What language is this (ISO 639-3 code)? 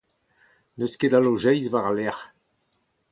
bre